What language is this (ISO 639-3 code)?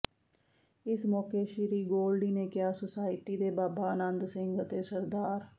pan